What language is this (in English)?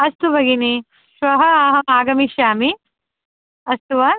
Sanskrit